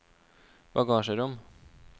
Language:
Norwegian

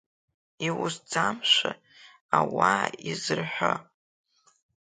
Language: Abkhazian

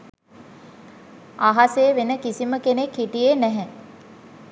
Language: Sinhala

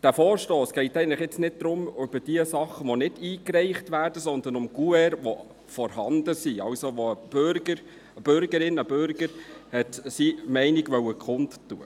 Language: Swiss German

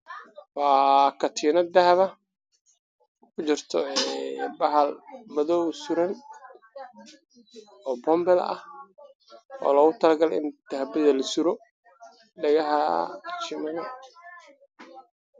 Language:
Somali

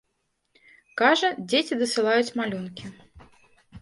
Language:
Belarusian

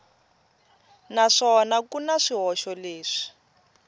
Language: Tsonga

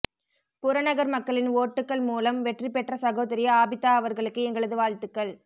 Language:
Tamil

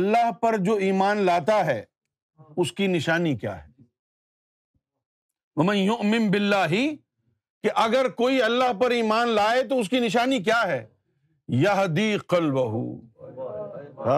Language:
Urdu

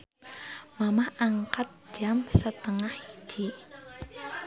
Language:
Sundanese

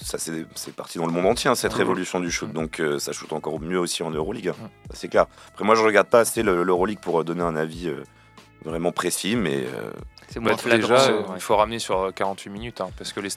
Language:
French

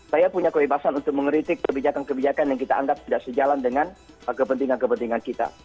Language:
Indonesian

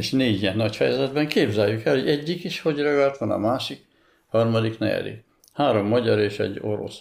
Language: Hungarian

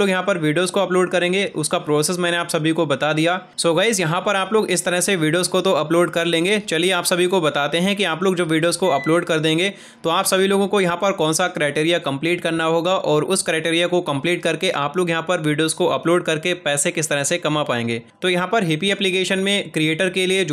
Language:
Hindi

